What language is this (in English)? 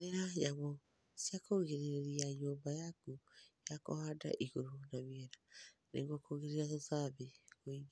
Kikuyu